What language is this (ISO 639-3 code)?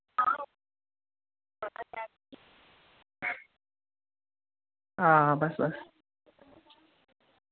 doi